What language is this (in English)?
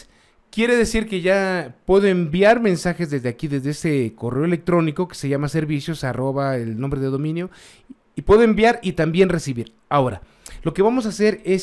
Spanish